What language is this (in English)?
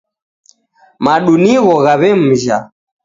Taita